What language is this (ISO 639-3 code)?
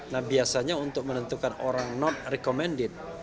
ind